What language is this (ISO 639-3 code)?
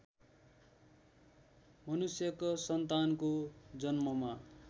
nep